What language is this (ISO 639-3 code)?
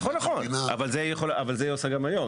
heb